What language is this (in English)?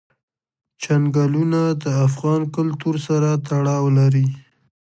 Pashto